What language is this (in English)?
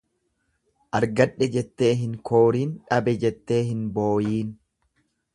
Oromo